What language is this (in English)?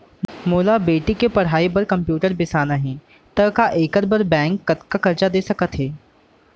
Chhattisgarhi